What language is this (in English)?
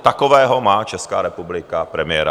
Czech